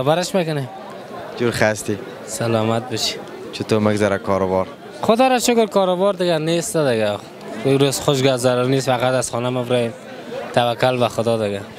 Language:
Persian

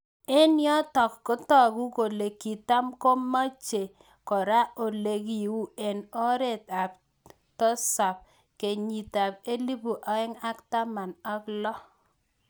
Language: Kalenjin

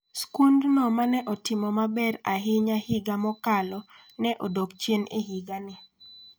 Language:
Luo (Kenya and Tanzania)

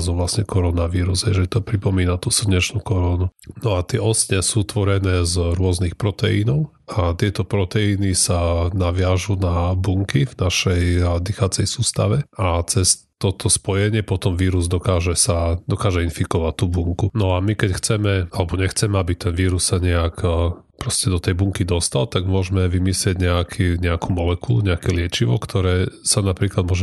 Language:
Slovak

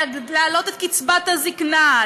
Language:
Hebrew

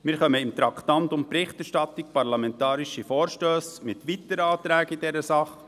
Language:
Swiss German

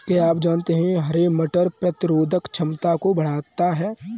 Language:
Hindi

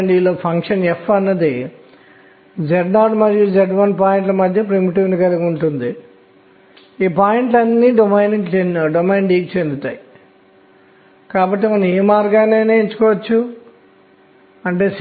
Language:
Telugu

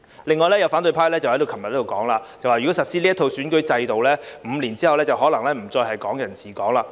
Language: Cantonese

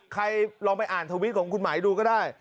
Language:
Thai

